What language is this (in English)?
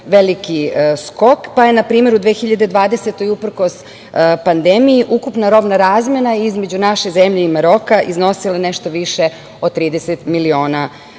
Serbian